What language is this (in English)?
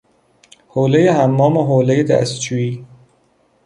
Persian